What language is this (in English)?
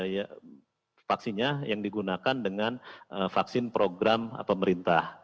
Indonesian